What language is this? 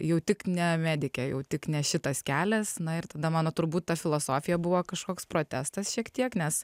Lithuanian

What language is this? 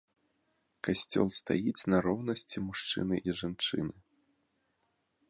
Belarusian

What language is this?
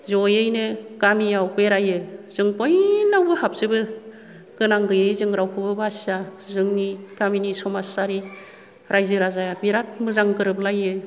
Bodo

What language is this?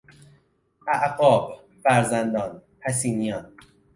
Persian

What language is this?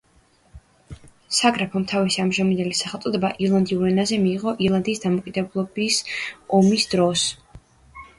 Georgian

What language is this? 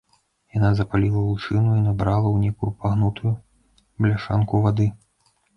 Belarusian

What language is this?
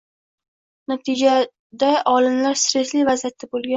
Uzbek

